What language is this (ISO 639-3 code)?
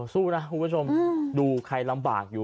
tha